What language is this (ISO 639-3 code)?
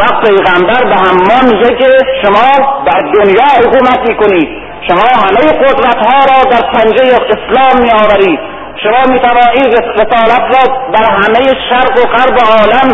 fas